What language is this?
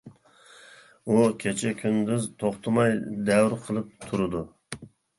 Uyghur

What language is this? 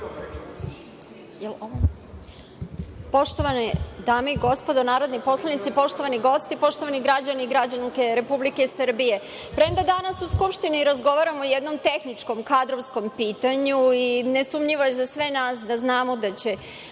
Serbian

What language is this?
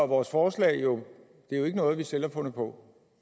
Danish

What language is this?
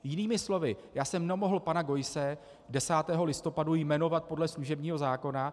Czech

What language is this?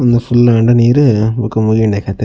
Tulu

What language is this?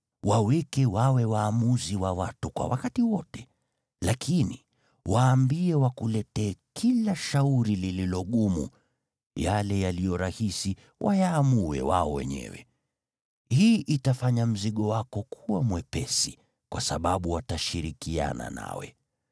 Swahili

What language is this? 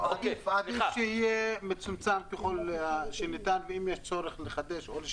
Hebrew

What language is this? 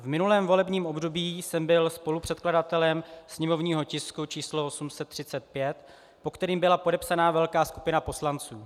Czech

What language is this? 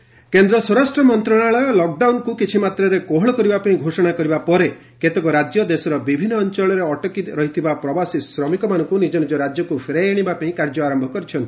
Odia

